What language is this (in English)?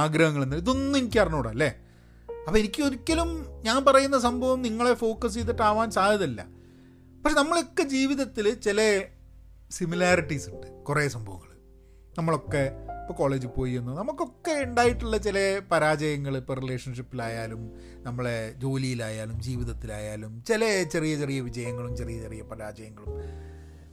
Malayalam